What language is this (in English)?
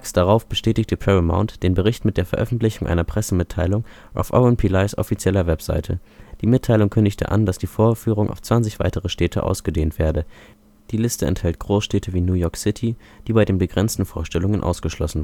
German